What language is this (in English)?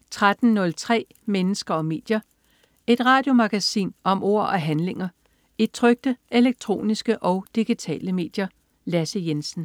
Danish